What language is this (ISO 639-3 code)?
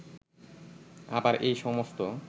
ben